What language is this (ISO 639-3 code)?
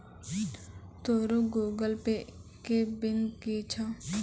mai